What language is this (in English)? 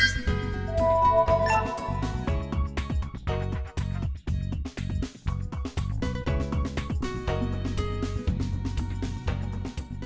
Vietnamese